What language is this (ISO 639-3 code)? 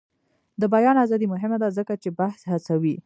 pus